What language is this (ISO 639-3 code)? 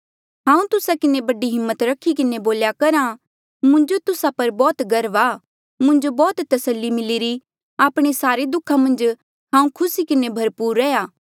mjl